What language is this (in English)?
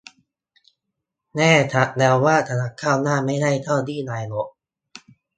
Thai